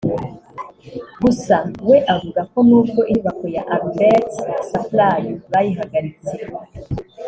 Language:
Kinyarwanda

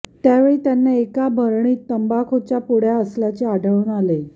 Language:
Marathi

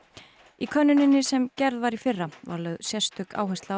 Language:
Icelandic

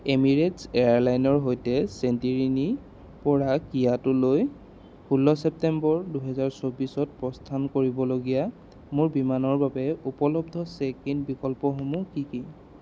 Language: Assamese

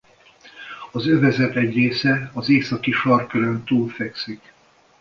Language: Hungarian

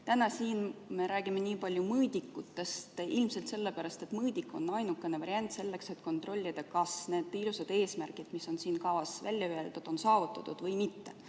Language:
Estonian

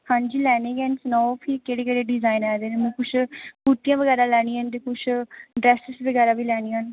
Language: Dogri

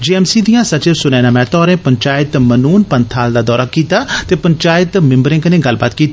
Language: Dogri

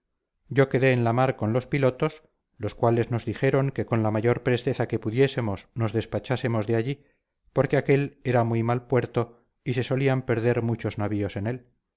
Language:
Spanish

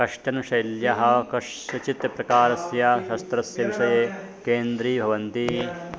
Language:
Sanskrit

